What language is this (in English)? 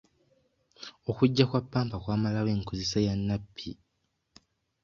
Ganda